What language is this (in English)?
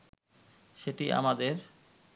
Bangla